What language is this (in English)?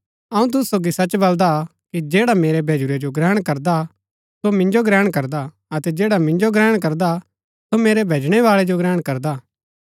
Gaddi